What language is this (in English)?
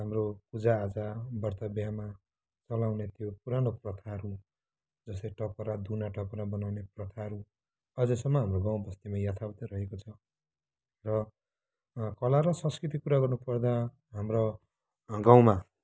Nepali